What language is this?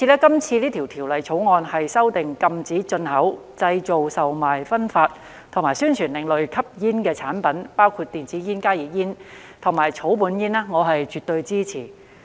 Cantonese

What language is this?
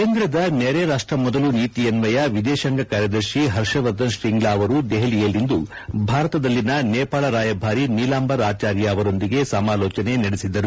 Kannada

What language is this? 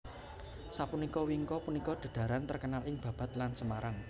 Javanese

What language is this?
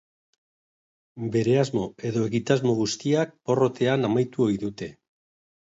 Basque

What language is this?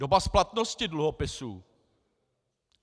Czech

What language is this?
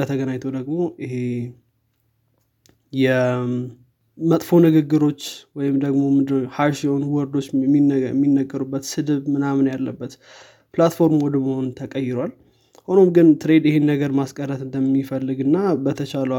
Amharic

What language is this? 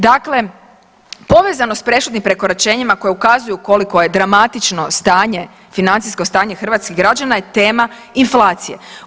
Croatian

